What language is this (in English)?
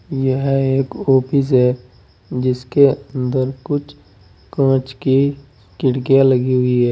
Hindi